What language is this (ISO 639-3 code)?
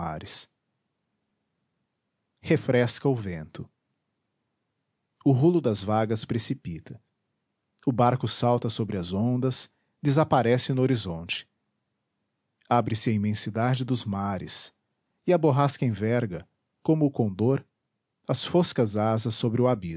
por